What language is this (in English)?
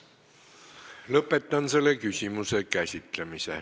Estonian